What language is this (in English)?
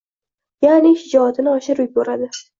Uzbek